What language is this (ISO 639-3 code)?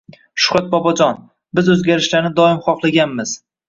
uzb